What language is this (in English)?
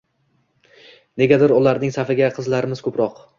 Uzbek